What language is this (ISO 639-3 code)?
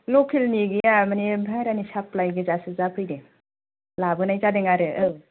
brx